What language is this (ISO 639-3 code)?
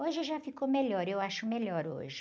por